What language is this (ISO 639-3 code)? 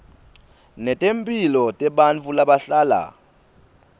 ssw